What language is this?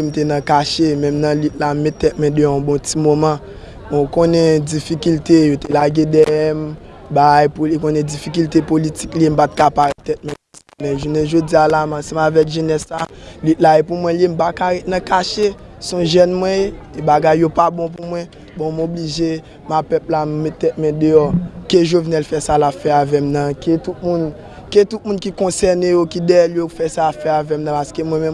French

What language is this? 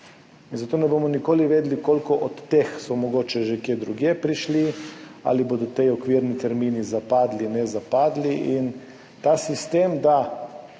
Slovenian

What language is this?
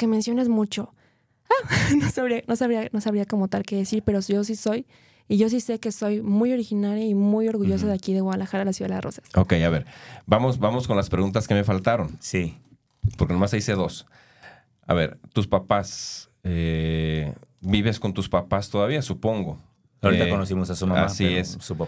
Spanish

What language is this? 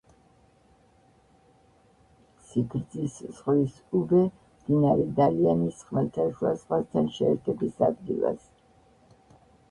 Georgian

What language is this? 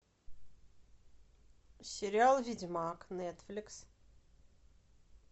Russian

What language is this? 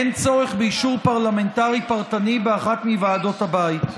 Hebrew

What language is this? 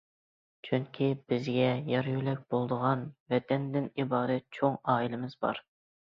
Uyghur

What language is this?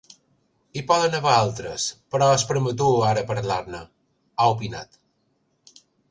Catalan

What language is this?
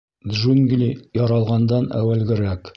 Bashkir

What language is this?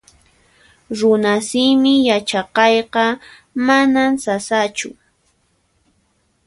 Puno Quechua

